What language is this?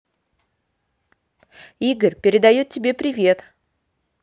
Russian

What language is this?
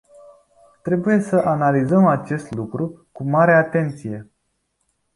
Romanian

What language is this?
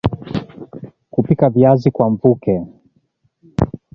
Swahili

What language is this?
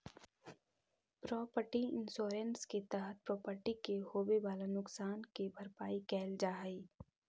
Magahi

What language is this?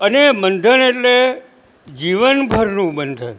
Gujarati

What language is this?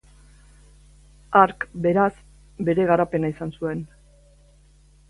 Basque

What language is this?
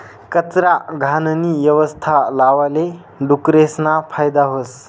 Marathi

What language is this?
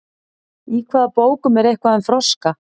Icelandic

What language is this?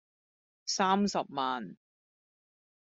Cantonese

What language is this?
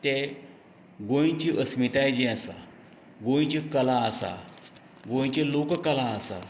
Konkani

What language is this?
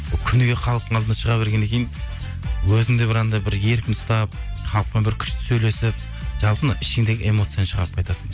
Kazakh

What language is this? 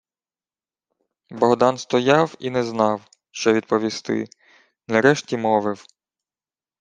Ukrainian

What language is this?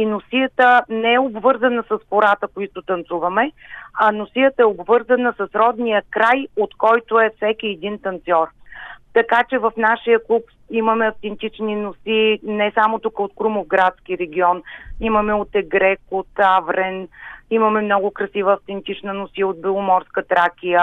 Bulgarian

